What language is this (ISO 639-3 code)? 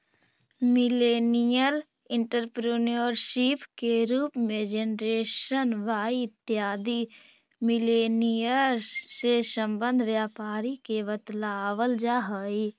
mag